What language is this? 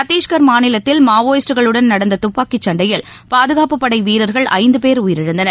Tamil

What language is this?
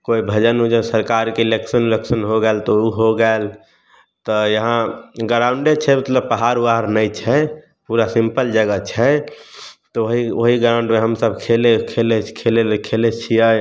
Maithili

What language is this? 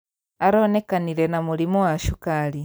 Kikuyu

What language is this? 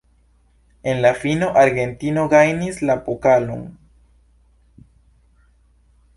Esperanto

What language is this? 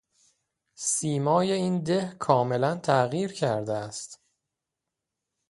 Persian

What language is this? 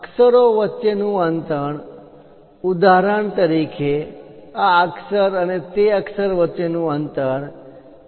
Gujarati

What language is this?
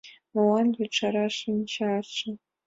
Mari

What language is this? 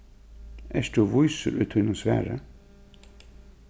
Faroese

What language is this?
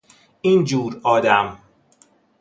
Persian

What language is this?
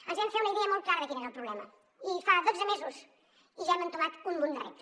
Catalan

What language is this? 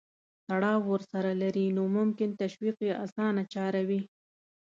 Pashto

